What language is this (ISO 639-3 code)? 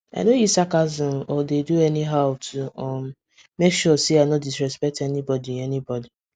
pcm